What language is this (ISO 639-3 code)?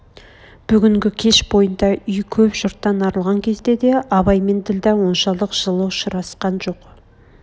kaz